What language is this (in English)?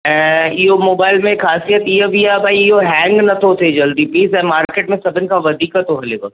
Sindhi